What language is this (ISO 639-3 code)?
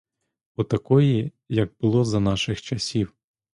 ukr